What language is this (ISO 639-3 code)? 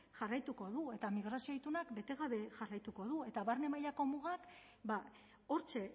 eus